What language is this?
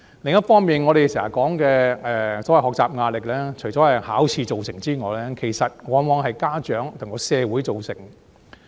Cantonese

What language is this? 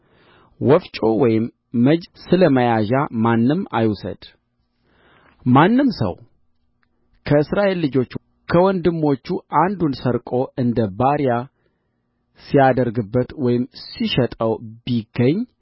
Amharic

